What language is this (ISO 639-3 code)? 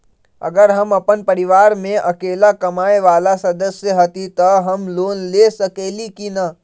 mag